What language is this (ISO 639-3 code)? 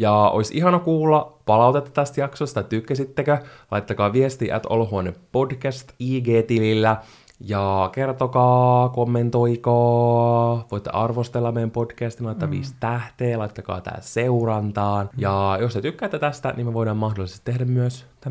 fin